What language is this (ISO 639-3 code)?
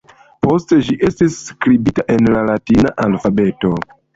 epo